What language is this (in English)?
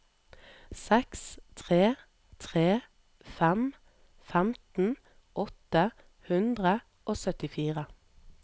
Norwegian